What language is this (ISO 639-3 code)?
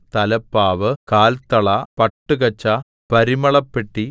mal